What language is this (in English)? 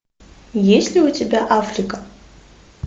Russian